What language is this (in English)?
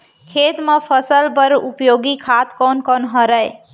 Chhattisgarhi